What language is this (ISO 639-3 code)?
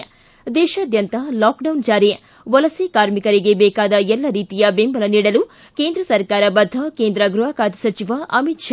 kan